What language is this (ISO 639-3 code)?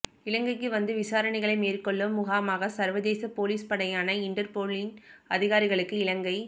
tam